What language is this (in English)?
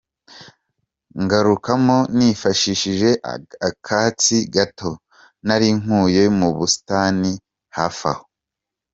Kinyarwanda